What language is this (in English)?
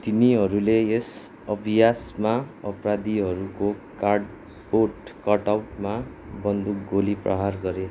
Nepali